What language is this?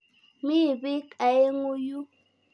Kalenjin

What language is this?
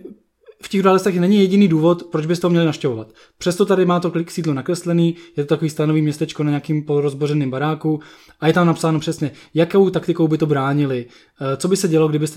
Czech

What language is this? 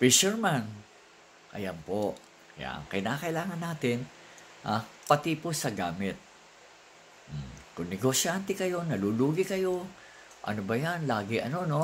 Filipino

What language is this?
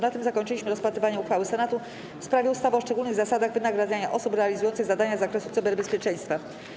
Polish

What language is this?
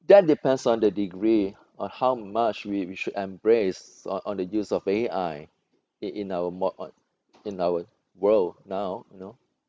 English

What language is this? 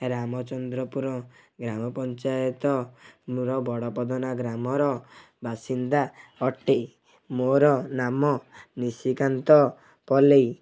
Odia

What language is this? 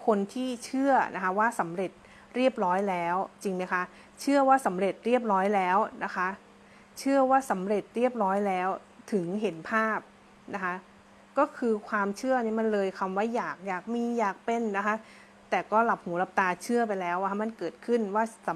Thai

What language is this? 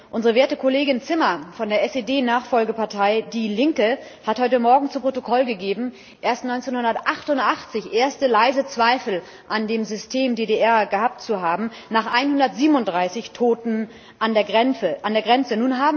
German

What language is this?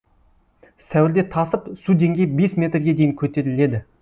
Kazakh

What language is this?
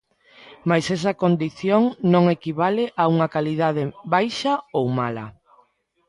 Galician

